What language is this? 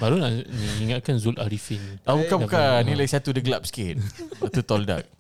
Malay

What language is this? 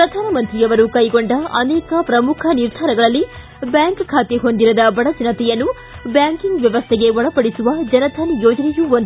Kannada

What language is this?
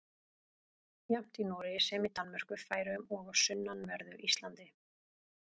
Icelandic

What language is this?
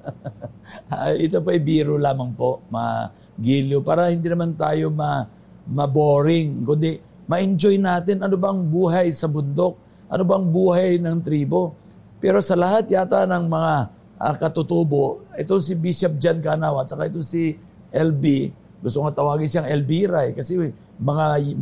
Filipino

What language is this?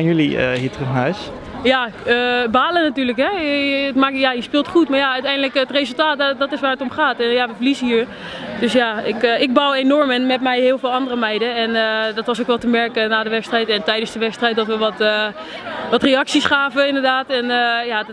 Dutch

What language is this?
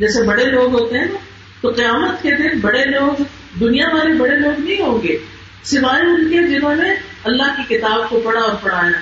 Urdu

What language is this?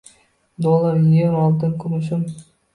Uzbek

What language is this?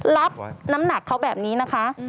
Thai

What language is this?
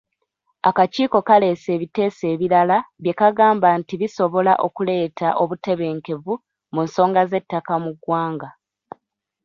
Ganda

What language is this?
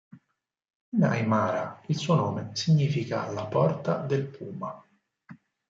Italian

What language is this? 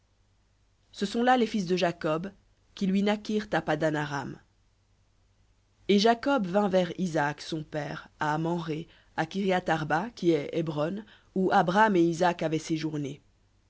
French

